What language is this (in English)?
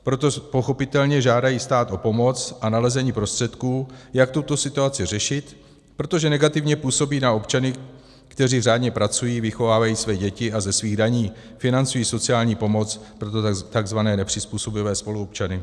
Czech